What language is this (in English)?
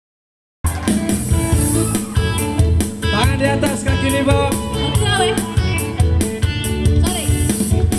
Korean